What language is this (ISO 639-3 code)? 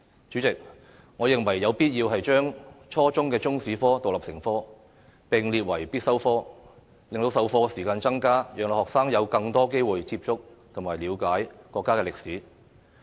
yue